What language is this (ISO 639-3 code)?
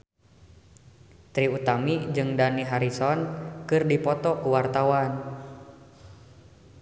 sun